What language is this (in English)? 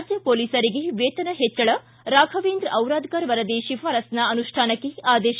Kannada